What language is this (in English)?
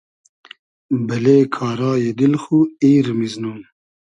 Hazaragi